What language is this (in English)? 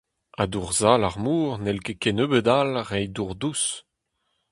Breton